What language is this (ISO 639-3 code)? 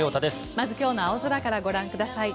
jpn